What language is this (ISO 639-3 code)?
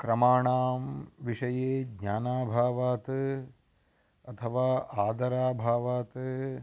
san